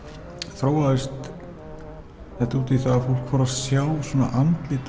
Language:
Icelandic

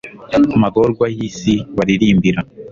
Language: Kinyarwanda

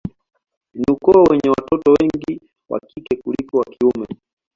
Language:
Swahili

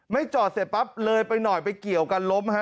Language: Thai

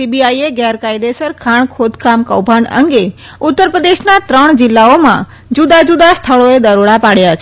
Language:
Gujarati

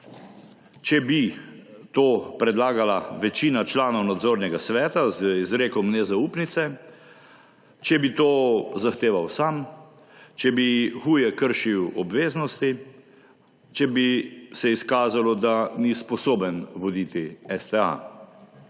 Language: Slovenian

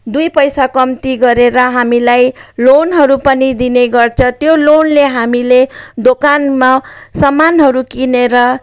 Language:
Nepali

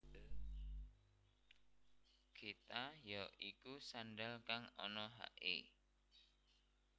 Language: Javanese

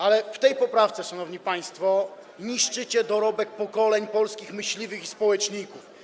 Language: Polish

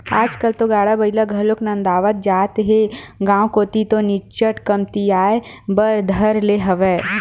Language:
Chhattisgarhi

